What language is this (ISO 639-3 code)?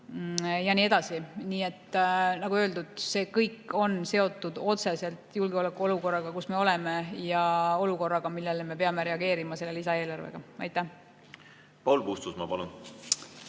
est